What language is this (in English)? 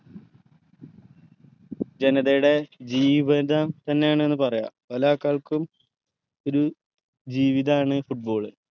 Malayalam